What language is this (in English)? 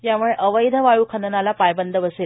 Marathi